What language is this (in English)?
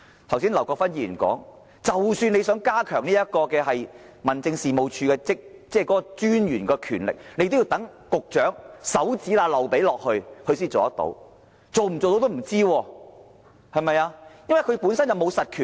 Cantonese